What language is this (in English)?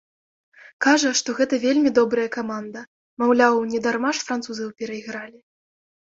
Belarusian